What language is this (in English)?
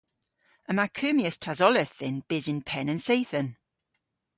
Cornish